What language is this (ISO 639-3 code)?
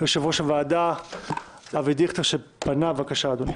heb